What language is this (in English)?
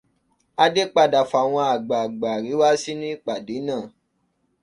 Yoruba